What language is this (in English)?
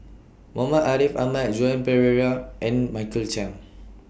English